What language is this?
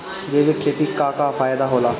Bhojpuri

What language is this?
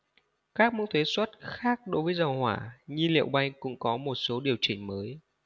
Vietnamese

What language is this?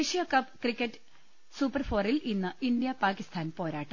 Malayalam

